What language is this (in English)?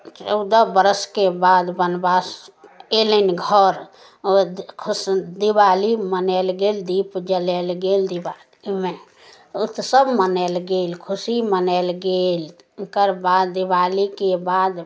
Maithili